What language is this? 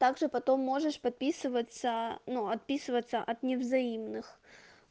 Russian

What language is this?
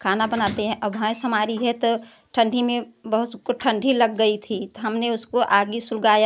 Hindi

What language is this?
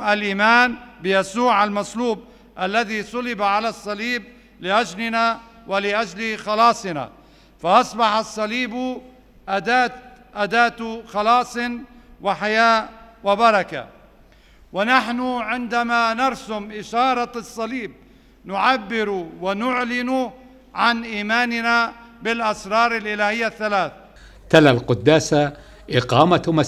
Arabic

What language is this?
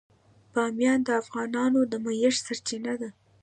Pashto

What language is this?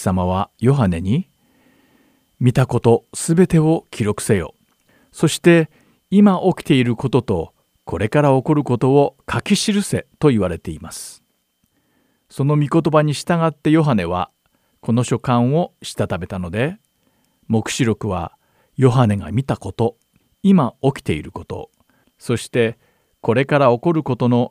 Japanese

